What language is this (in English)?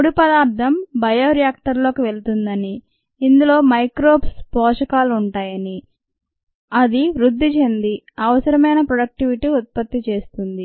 Telugu